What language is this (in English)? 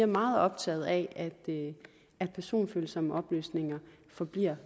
Danish